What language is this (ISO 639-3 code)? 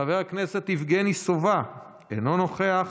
heb